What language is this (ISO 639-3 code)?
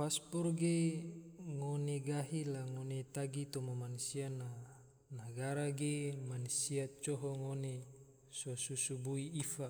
tvo